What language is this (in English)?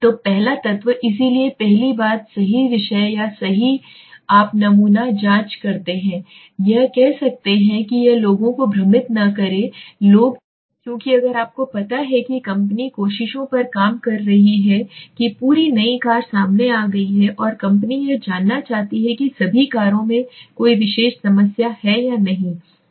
Hindi